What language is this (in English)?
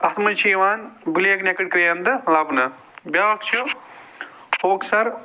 Kashmiri